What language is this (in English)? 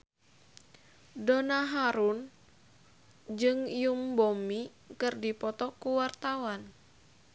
Sundanese